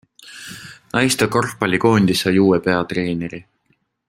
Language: Estonian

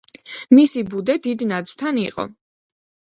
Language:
Georgian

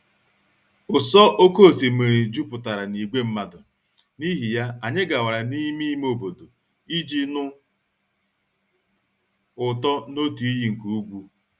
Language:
Igbo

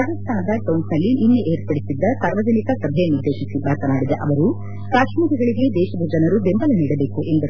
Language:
Kannada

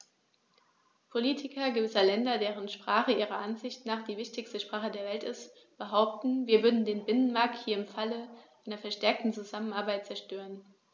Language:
German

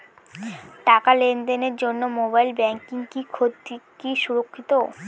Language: Bangla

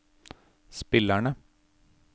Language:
Norwegian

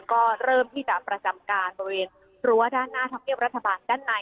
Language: Thai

